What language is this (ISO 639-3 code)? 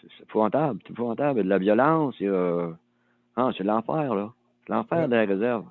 fra